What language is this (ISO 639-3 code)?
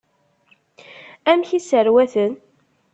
kab